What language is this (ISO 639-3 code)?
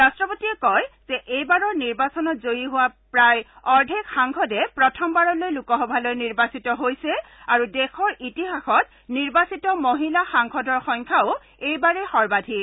asm